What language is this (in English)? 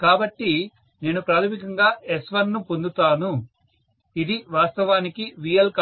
Telugu